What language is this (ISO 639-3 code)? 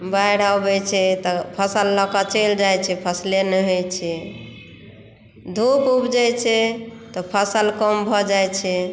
mai